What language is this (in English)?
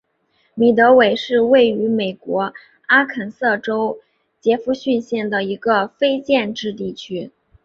Chinese